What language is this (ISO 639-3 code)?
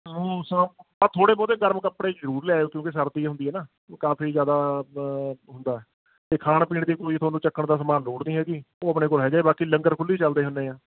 pan